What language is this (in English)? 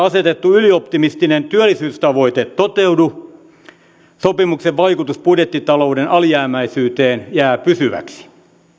Finnish